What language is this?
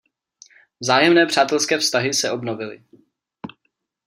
Czech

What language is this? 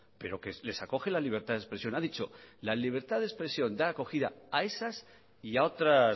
Spanish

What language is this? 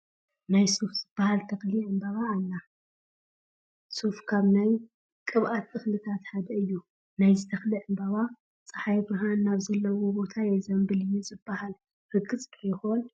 Tigrinya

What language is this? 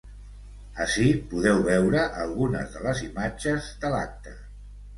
Catalan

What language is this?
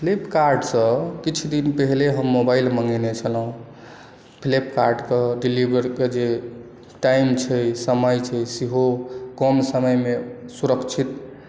Maithili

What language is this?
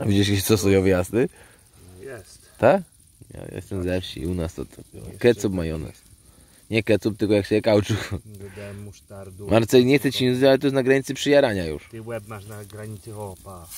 Polish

